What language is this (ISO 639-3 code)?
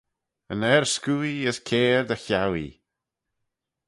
glv